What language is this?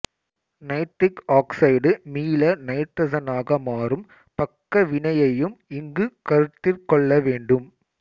Tamil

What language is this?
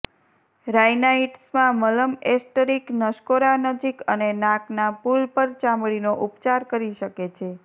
Gujarati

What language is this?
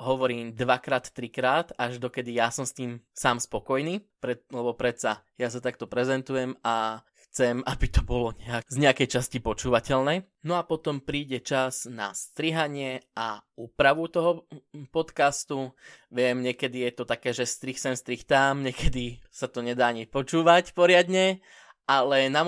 Slovak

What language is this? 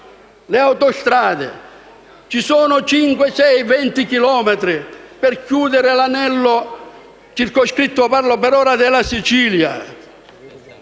Italian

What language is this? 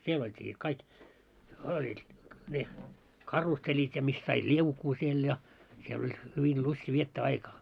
Finnish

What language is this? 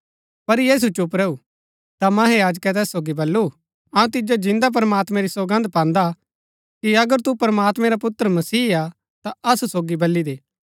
Gaddi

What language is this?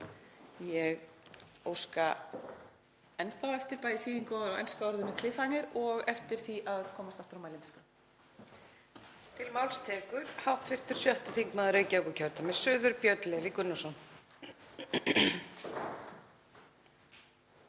Icelandic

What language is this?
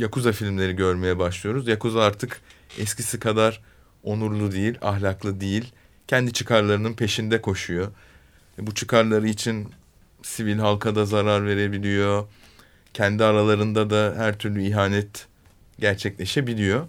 Turkish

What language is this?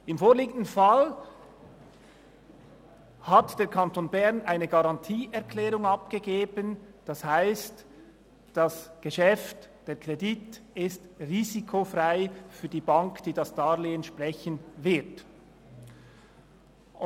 Swiss German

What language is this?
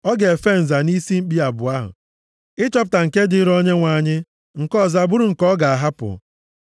Igbo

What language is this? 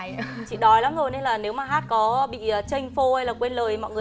Vietnamese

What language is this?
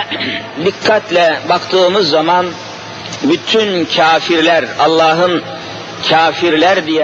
Turkish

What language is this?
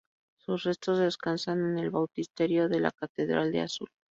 Spanish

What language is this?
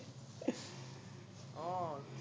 Assamese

